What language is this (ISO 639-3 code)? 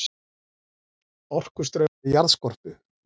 isl